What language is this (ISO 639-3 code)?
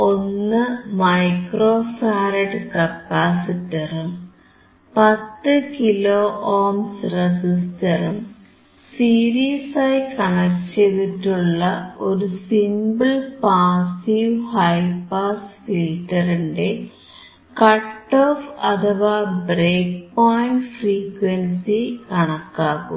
mal